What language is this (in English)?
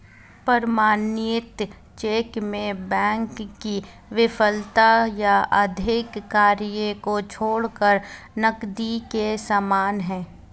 Hindi